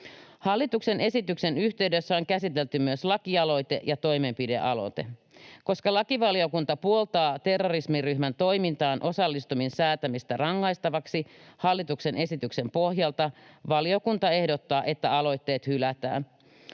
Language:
Finnish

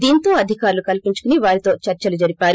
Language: Telugu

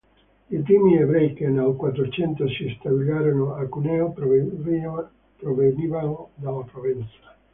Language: Italian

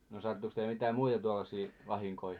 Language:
Finnish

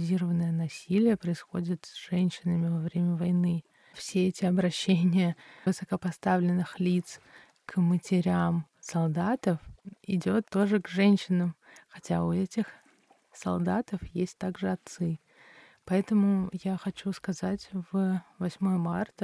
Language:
Russian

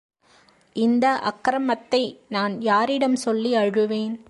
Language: Tamil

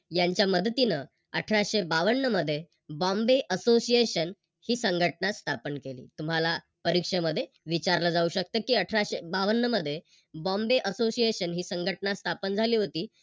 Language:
Marathi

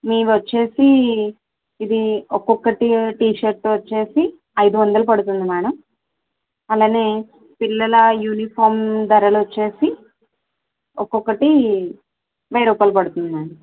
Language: Telugu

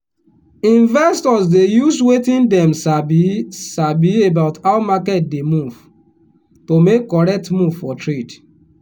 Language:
Nigerian Pidgin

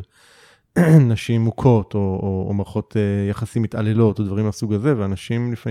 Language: Hebrew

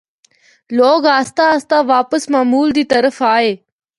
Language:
Northern Hindko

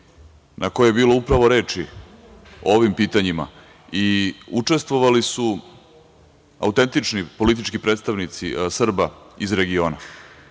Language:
Serbian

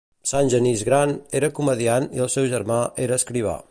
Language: Catalan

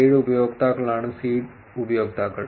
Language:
Malayalam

